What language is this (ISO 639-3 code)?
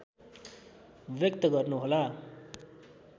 nep